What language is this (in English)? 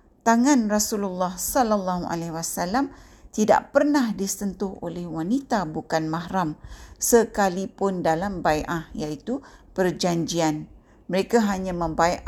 Malay